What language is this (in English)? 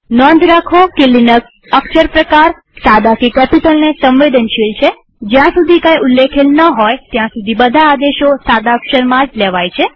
Gujarati